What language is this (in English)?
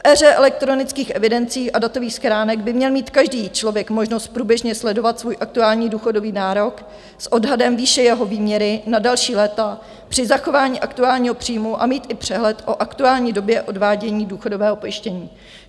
Czech